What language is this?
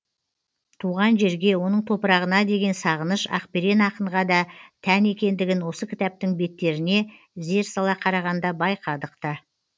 Kazakh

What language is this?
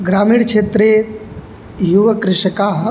Sanskrit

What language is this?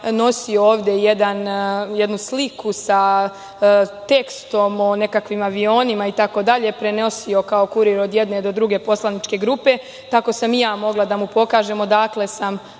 Serbian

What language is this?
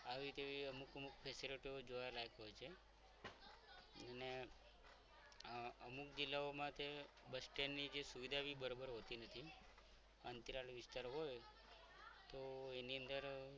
Gujarati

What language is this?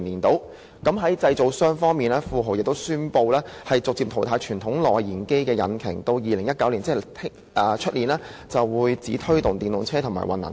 Cantonese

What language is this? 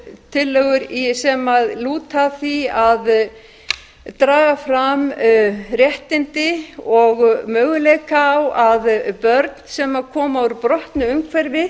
Icelandic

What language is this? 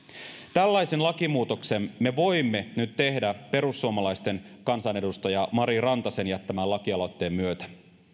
Finnish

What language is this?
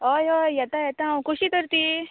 Konkani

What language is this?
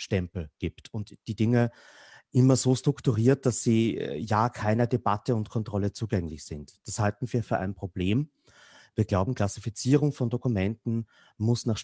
German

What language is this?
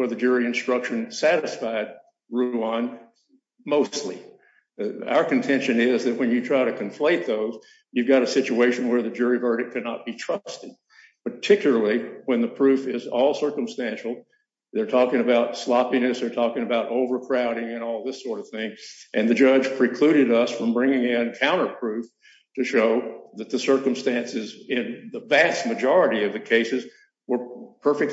English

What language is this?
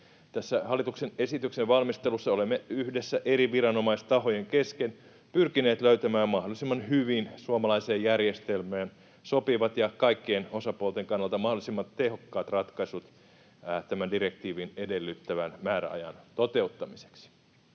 Finnish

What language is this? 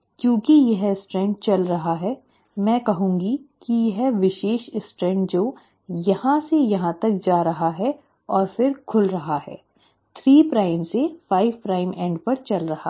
Hindi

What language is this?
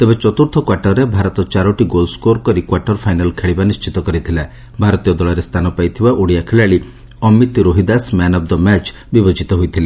Odia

